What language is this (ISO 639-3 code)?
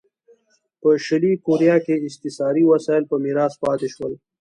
pus